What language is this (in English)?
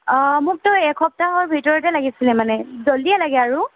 Assamese